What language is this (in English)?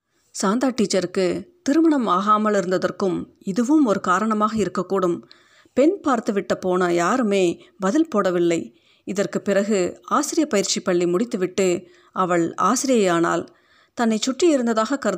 Tamil